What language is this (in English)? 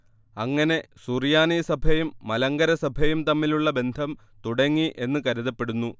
Malayalam